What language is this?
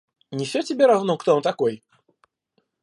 Russian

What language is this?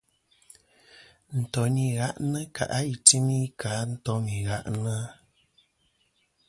Kom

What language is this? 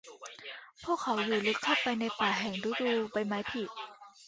Thai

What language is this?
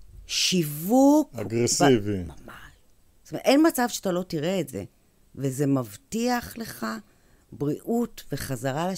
Hebrew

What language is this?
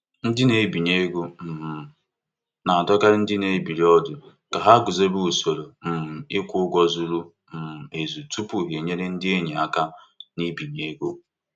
Igbo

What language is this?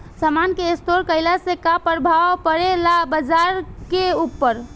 Bhojpuri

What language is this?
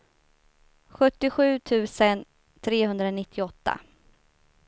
Swedish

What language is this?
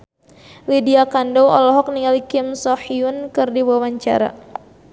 Sundanese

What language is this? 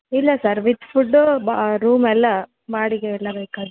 Kannada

